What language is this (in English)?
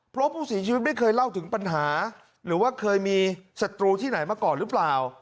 Thai